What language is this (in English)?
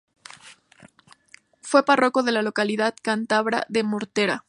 Spanish